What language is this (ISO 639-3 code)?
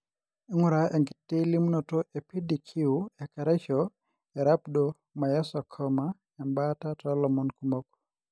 mas